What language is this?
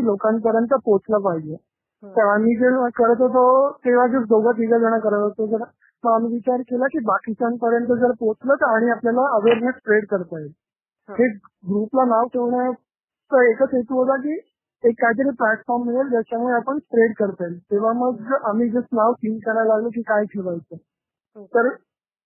Marathi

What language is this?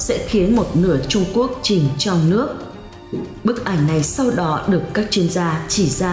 Vietnamese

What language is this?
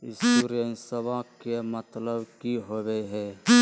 Magahi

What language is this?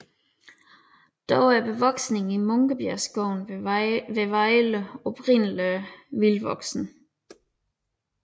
Danish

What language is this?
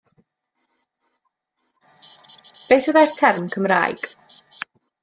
Welsh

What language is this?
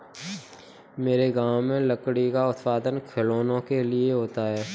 Hindi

